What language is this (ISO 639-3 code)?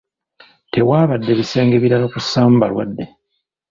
lug